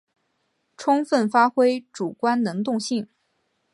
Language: Chinese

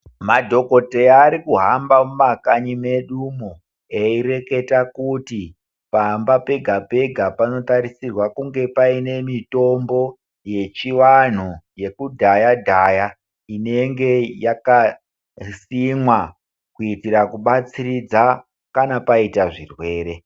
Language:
Ndau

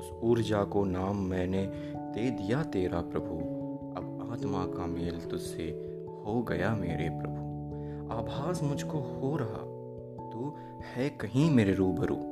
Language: Hindi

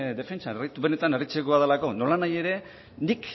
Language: Basque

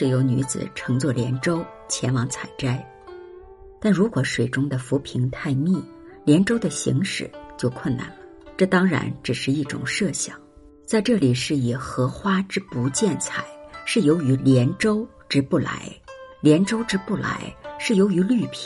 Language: Chinese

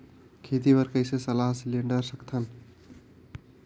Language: Chhattisgarhi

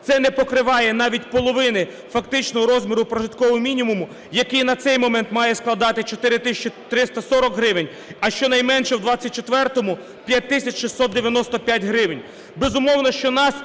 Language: Ukrainian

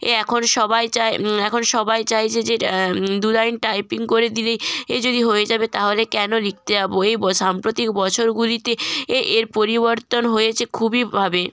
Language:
Bangla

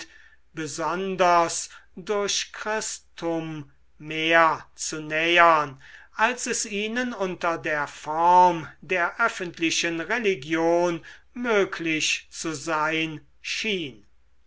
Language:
German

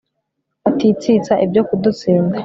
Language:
Kinyarwanda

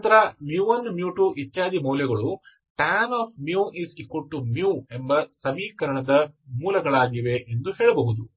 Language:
Kannada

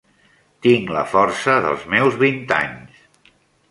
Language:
Catalan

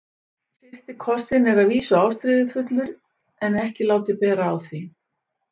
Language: Icelandic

